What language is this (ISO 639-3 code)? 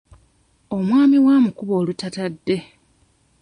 lug